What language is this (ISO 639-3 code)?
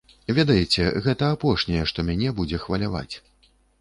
bel